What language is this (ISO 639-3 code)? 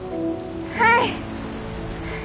jpn